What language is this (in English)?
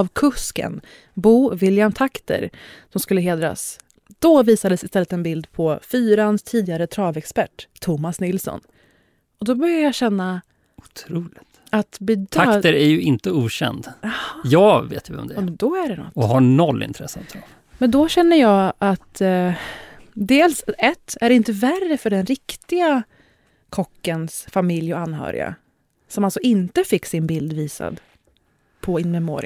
Swedish